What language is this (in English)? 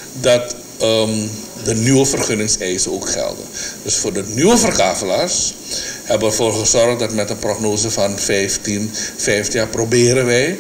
Dutch